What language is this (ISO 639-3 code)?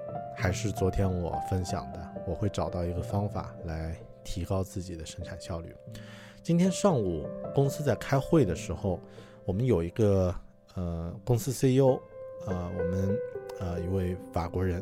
zho